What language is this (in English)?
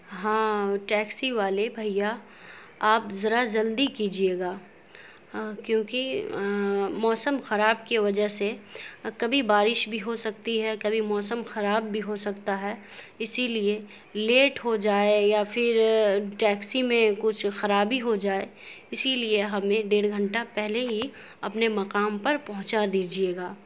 Urdu